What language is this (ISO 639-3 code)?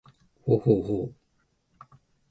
jpn